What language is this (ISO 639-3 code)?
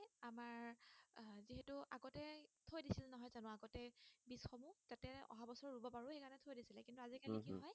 asm